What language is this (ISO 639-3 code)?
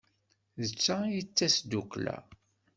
kab